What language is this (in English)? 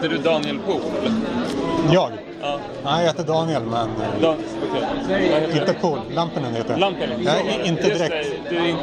Swedish